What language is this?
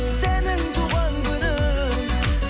Kazakh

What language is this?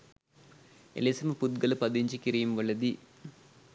Sinhala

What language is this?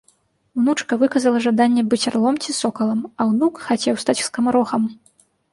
Belarusian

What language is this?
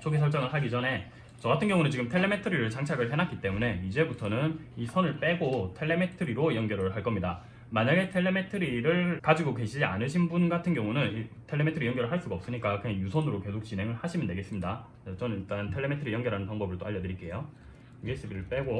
Korean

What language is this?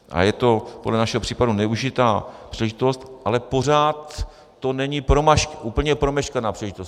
Czech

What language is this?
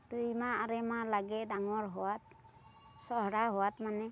Assamese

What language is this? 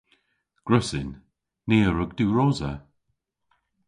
Cornish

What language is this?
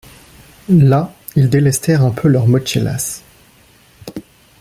French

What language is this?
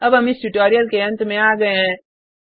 Hindi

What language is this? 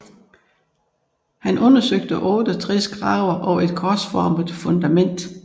Danish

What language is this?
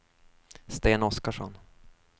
Swedish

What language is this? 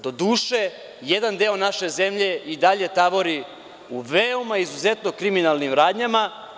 Serbian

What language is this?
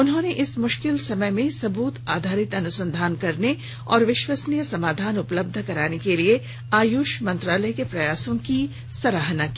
Hindi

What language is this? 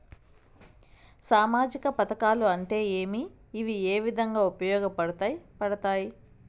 Telugu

